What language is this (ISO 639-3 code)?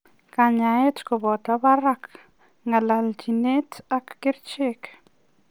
kln